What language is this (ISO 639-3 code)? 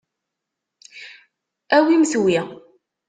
kab